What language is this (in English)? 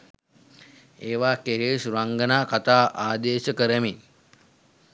Sinhala